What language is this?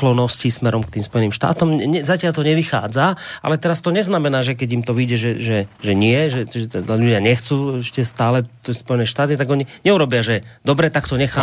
Slovak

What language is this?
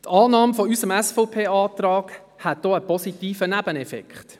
Swiss German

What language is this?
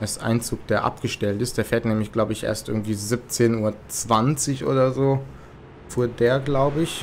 German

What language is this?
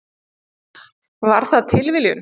Icelandic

